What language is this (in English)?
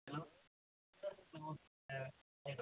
Malayalam